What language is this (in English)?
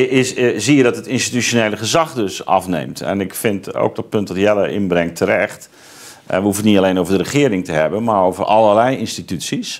Dutch